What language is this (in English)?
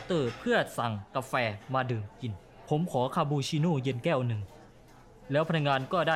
Thai